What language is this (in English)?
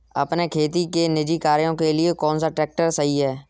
Hindi